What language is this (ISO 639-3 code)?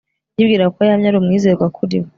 kin